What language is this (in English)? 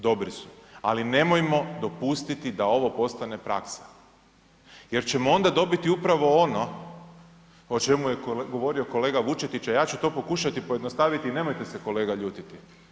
Croatian